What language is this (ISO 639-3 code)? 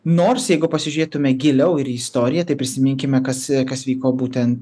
lit